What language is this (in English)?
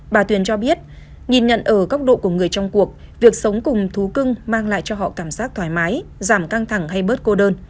Vietnamese